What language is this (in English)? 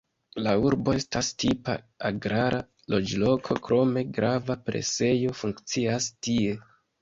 Esperanto